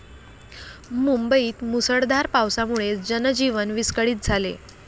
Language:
Marathi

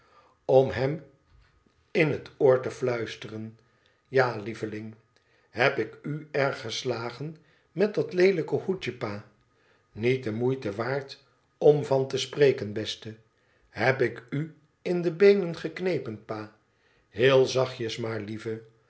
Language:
Dutch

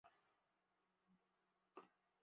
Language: Swahili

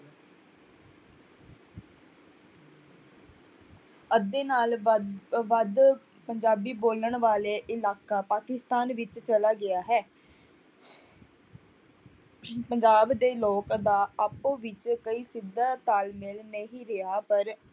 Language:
Punjabi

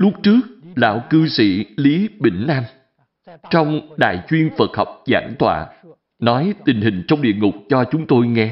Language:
Vietnamese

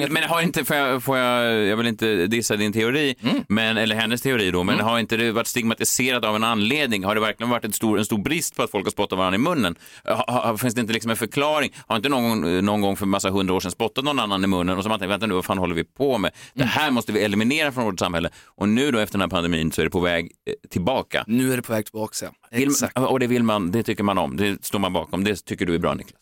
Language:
Swedish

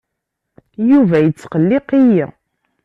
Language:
Kabyle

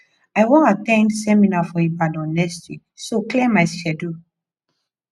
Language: Nigerian Pidgin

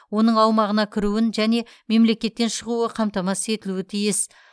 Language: Kazakh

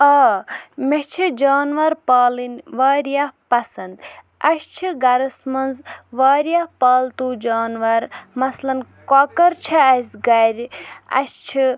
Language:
Kashmiri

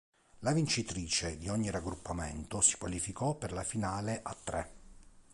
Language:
Italian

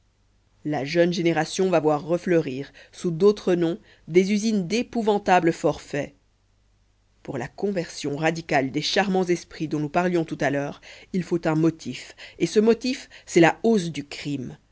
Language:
French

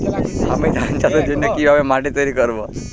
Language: Bangla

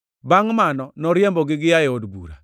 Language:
Luo (Kenya and Tanzania)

